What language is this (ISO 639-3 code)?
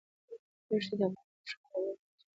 pus